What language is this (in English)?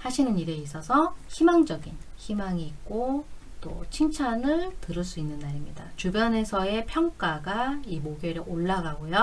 Korean